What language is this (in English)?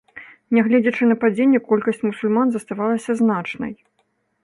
Belarusian